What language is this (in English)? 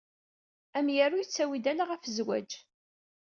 Kabyle